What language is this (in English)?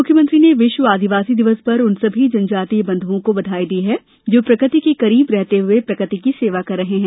Hindi